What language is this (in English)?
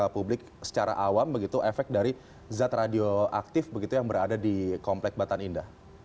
Indonesian